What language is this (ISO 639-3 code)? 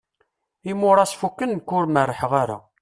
kab